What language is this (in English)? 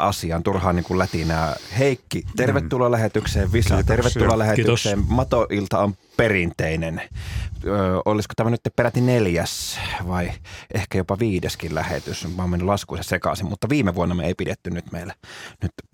Finnish